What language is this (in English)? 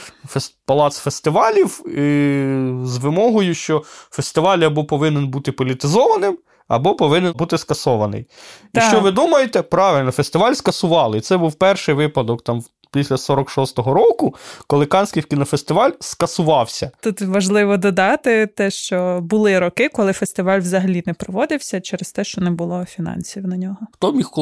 Ukrainian